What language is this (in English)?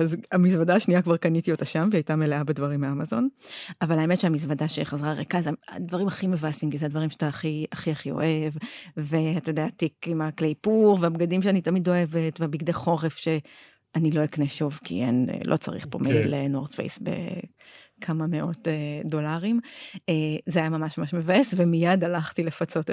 Hebrew